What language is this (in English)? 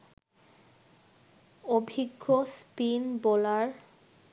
Bangla